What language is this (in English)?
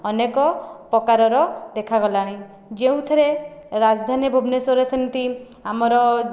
Odia